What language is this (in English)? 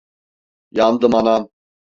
Turkish